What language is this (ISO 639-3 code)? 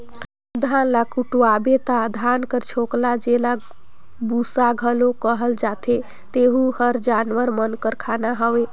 hne